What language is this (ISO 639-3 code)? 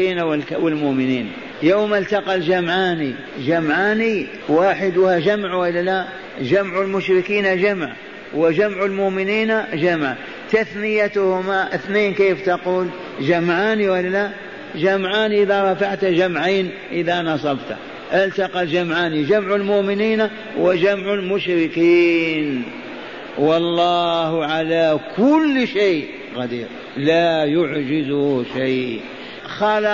ara